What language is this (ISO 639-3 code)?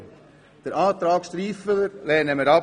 gsw